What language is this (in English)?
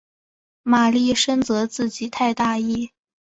Chinese